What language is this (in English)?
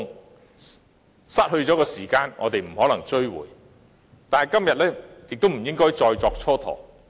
Cantonese